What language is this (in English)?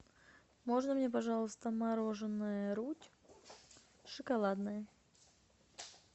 Russian